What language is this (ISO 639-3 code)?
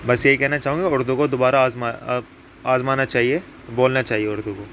urd